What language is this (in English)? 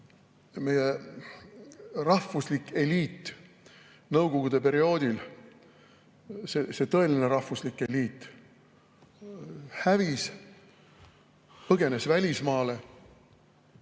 Estonian